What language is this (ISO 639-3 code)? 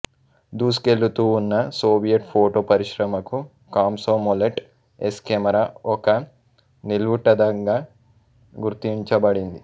tel